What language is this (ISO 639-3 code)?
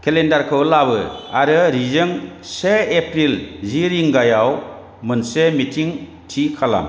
brx